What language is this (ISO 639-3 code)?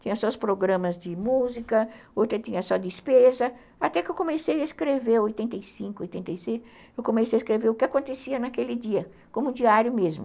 por